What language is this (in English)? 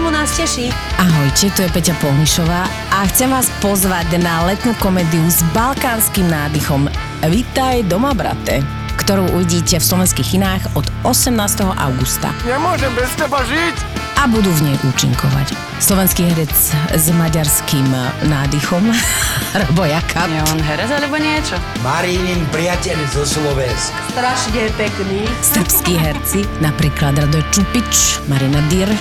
Slovak